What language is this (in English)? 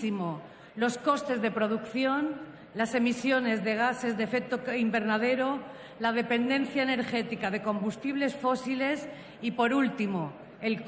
Spanish